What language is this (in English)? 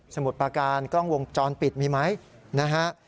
Thai